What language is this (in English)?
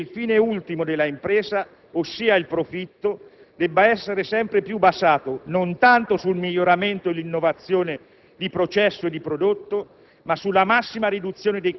Italian